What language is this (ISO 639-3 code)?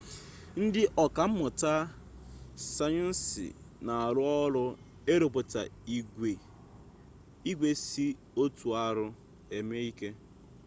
ibo